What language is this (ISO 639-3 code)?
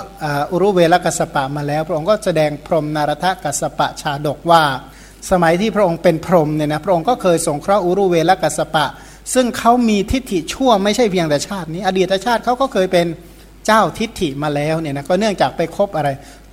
tha